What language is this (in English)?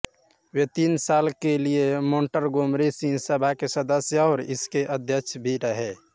Hindi